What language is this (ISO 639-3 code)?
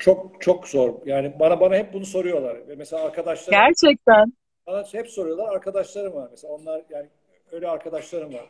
tur